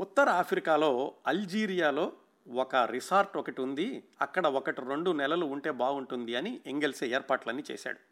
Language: Telugu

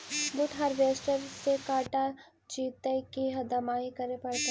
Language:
Magahi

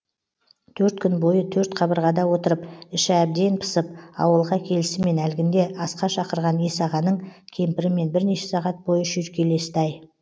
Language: Kazakh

